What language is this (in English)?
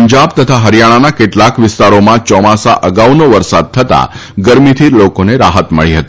Gujarati